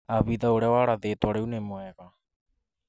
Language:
Kikuyu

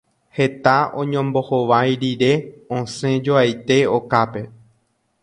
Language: Guarani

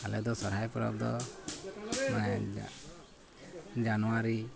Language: Santali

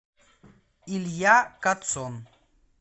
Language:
Russian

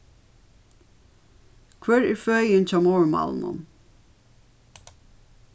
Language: Faroese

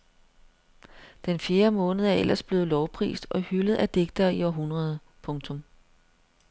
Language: Danish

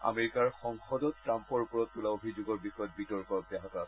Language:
Assamese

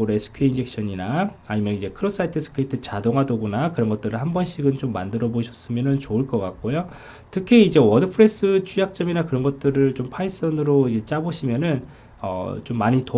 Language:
Korean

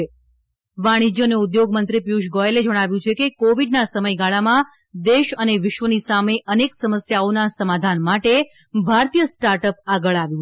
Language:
Gujarati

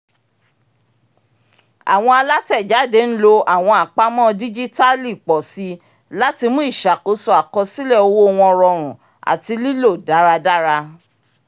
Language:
Yoruba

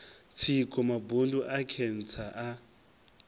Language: Venda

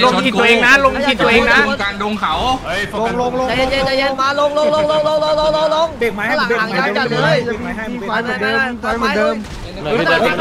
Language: Thai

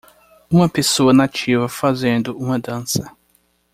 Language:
Portuguese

